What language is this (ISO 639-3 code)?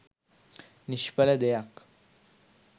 sin